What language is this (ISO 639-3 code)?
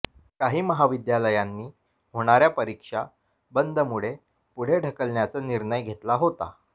mar